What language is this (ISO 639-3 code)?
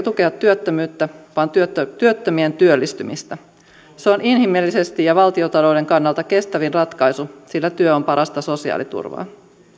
fin